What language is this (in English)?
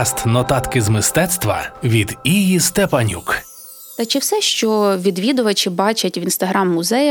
Ukrainian